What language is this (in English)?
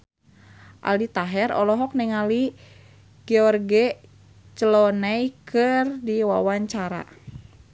Sundanese